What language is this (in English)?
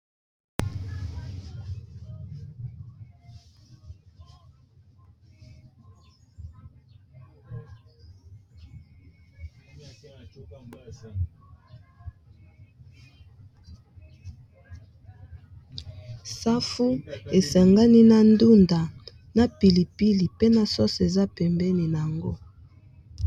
Lingala